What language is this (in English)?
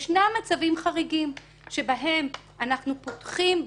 Hebrew